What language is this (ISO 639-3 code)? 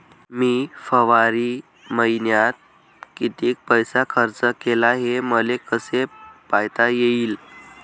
mar